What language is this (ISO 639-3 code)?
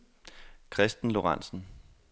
dan